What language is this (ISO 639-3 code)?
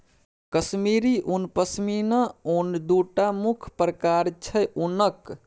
mai